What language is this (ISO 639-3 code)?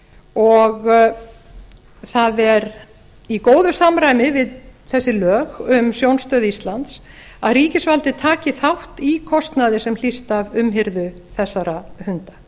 isl